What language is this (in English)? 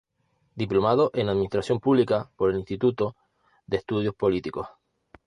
Spanish